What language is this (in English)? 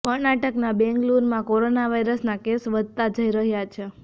Gujarati